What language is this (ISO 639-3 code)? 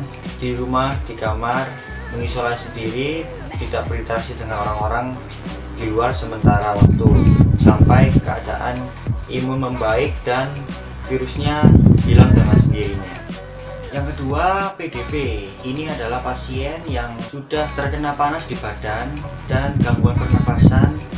ind